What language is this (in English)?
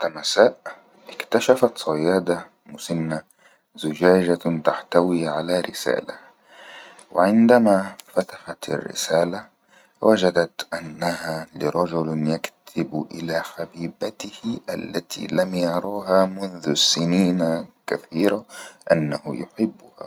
Egyptian Arabic